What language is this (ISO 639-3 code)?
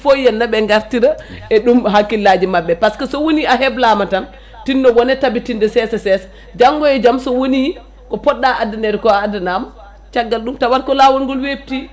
ful